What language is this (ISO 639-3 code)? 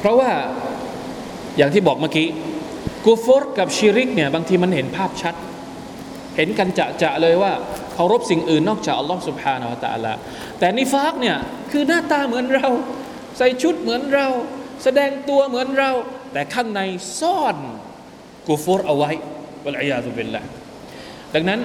tha